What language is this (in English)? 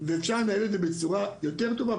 Hebrew